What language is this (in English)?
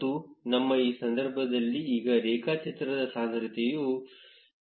Kannada